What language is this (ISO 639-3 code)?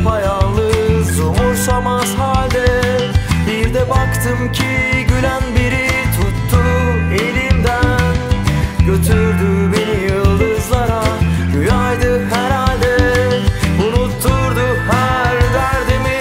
tur